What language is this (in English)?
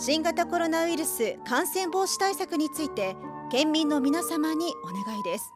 Japanese